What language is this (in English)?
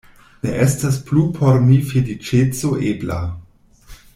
Esperanto